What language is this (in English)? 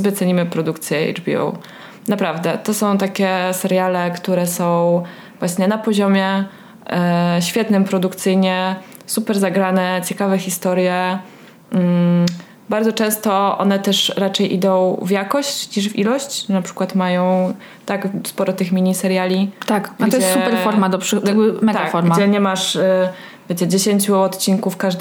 Polish